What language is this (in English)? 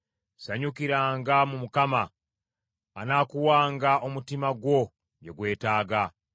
Ganda